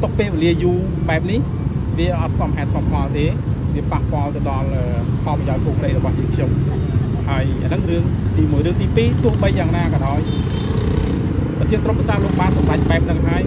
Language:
Thai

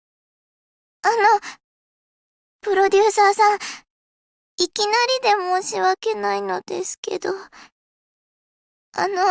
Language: Japanese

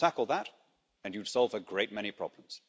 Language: English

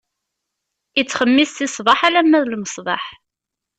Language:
Kabyle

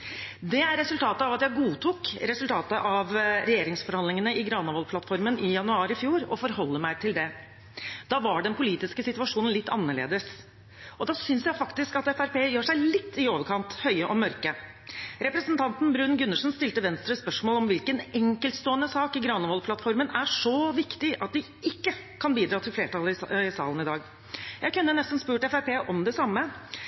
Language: Norwegian Bokmål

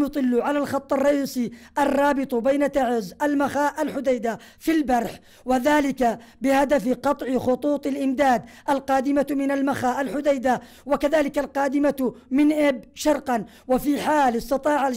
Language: Arabic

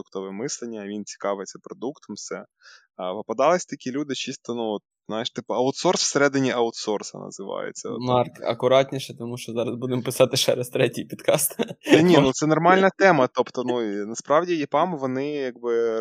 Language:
Ukrainian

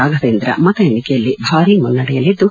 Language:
Kannada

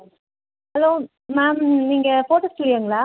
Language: Tamil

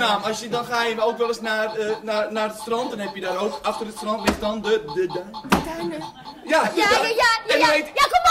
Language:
Dutch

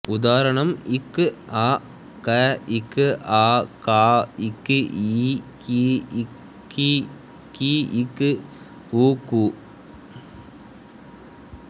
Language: Tamil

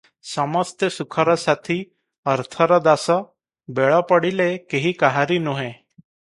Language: Odia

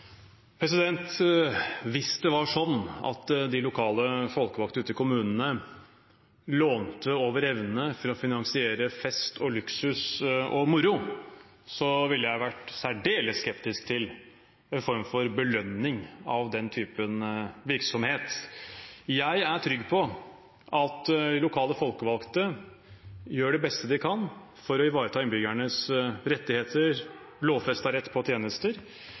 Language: Norwegian Bokmål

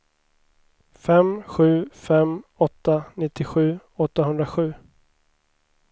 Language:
Swedish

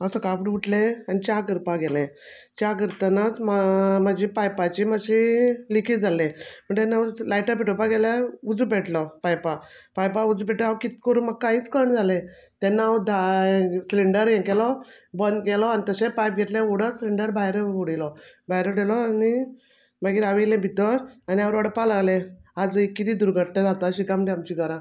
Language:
Konkani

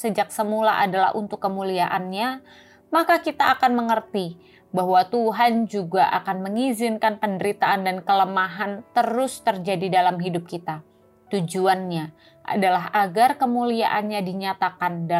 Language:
Indonesian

